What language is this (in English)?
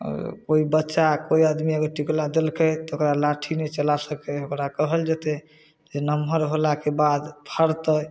Maithili